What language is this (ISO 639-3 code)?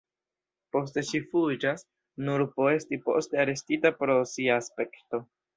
epo